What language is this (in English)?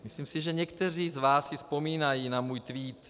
Czech